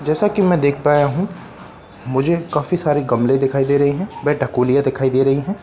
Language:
Hindi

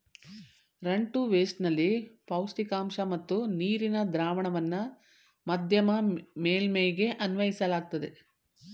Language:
Kannada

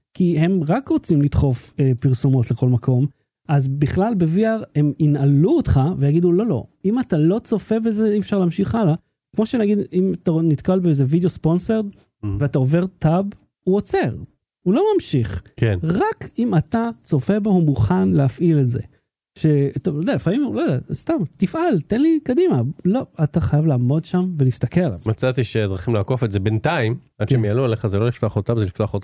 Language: Hebrew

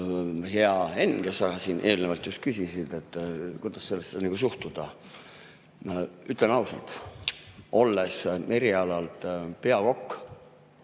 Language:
Estonian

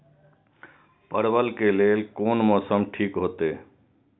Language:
Maithili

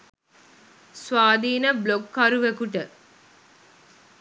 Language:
Sinhala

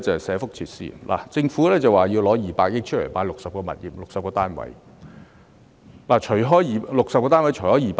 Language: Cantonese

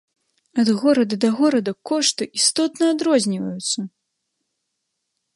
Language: Belarusian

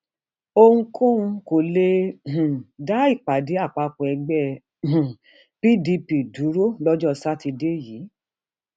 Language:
Yoruba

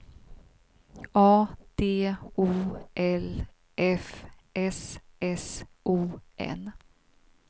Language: Swedish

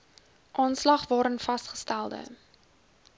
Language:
Afrikaans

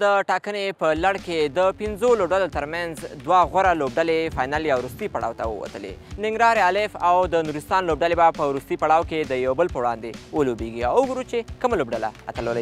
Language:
Persian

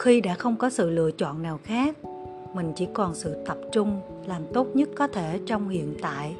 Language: Vietnamese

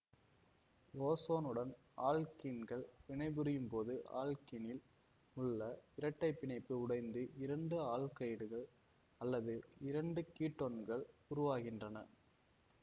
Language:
Tamil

